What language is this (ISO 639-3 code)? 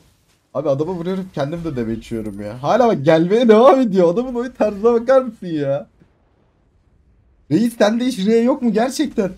tur